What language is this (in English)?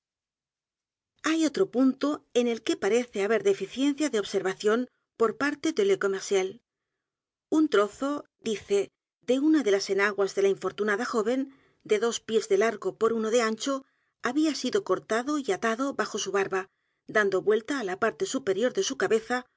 Spanish